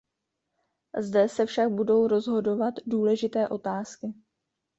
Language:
Czech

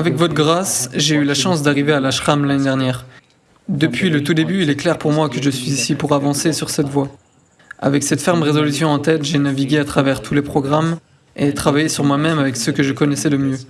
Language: French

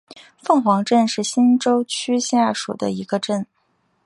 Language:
Chinese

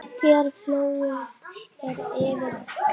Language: Icelandic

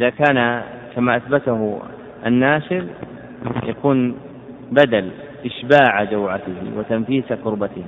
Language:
Arabic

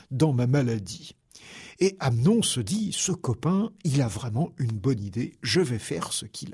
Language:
French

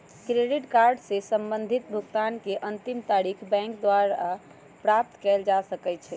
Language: Magahi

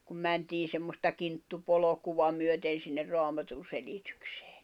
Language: Finnish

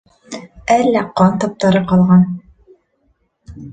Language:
Bashkir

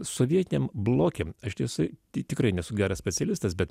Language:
Lithuanian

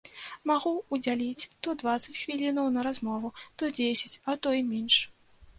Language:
Belarusian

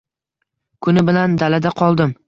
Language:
Uzbek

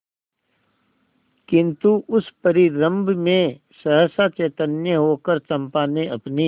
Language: Hindi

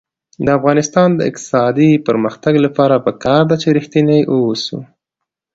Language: Pashto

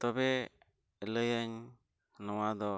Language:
Santali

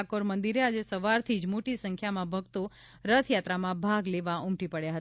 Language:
Gujarati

